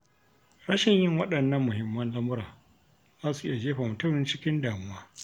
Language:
Hausa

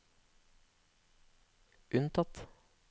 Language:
Norwegian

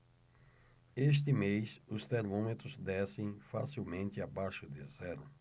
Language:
Portuguese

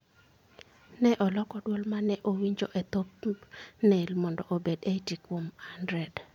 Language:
Luo (Kenya and Tanzania)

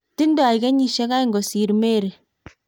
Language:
Kalenjin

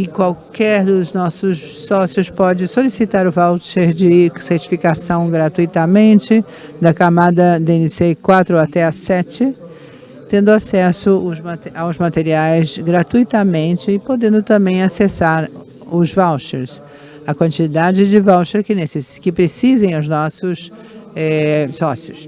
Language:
Portuguese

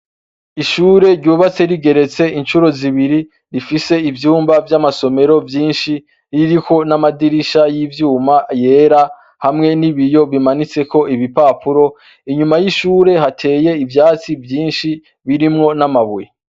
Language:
Rundi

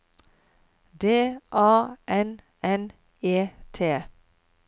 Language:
Norwegian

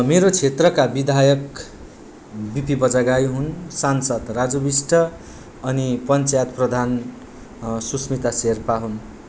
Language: Nepali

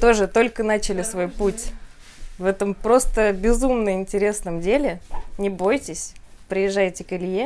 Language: Russian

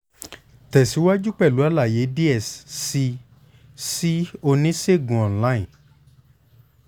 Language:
Yoruba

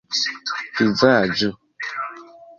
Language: Esperanto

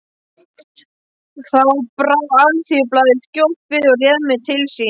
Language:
Icelandic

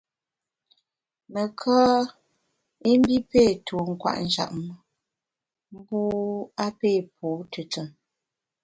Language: Bamun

